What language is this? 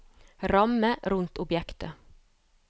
Norwegian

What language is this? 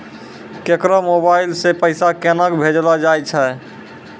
Maithili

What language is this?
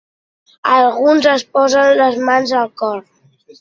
Catalan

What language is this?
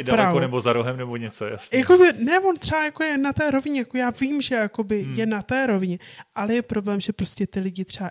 Czech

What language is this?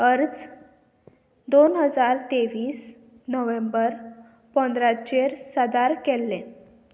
Konkani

